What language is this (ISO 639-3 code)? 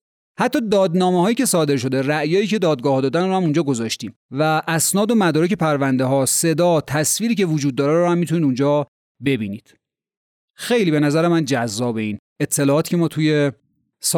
fas